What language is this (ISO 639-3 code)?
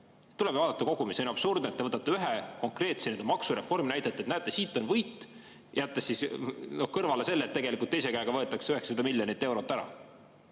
est